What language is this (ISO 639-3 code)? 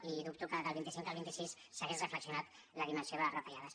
cat